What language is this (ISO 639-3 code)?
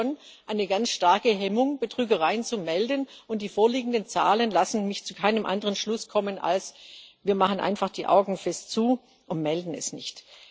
deu